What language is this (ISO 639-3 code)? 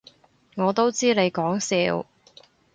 yue